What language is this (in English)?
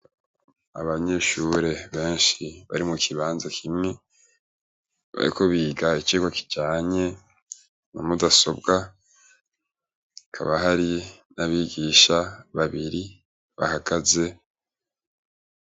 Rundi